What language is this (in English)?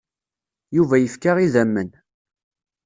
Kabyle